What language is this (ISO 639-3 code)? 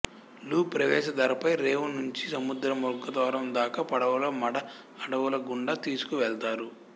tel